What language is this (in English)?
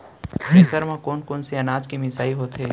Chhattisgarhi